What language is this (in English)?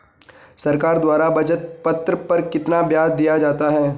Hindi